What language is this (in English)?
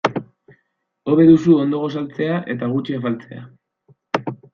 Basque